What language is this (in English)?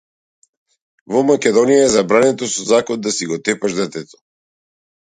Macedonian